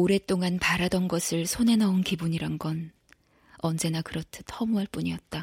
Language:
Korean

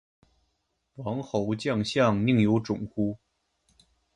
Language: Chinese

